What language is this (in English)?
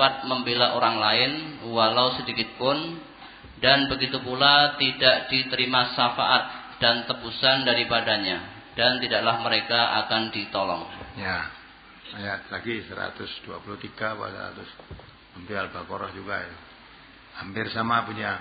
Indonesian